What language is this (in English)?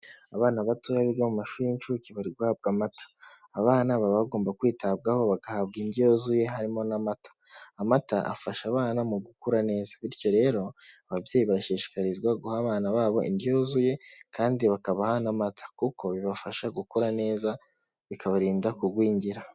Kinyarwanda